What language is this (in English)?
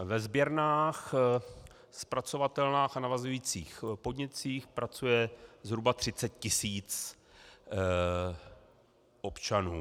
Czech